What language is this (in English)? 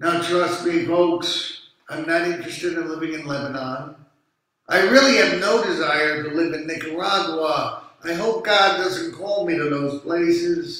English